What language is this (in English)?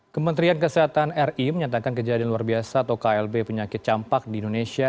Indonesian